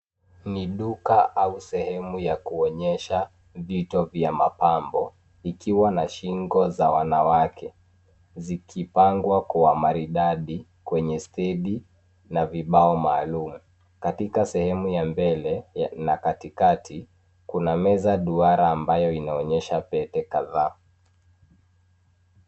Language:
Swahili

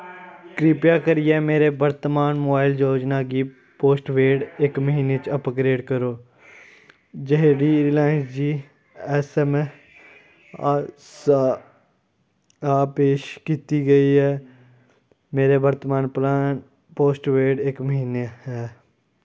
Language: Dogri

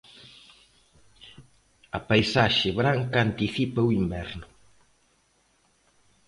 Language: Galician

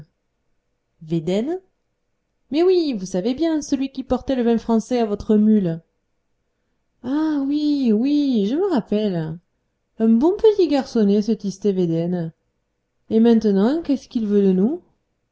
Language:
French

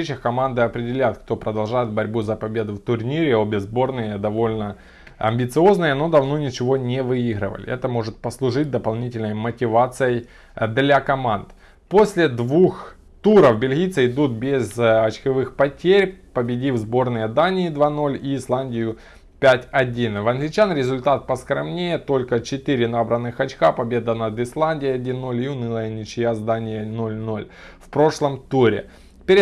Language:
Russian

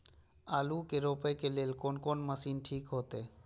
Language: Maithili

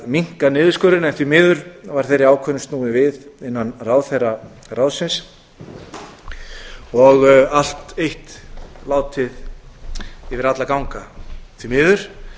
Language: Icelandic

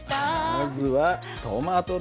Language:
Japanese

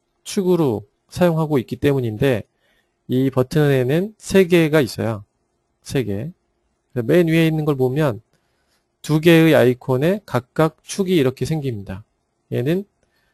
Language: Korean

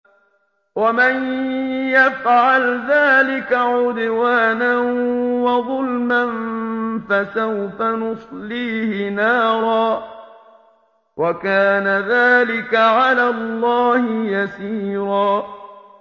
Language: Arabic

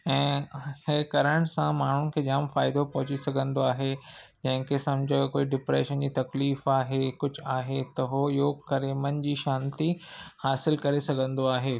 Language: Sindhi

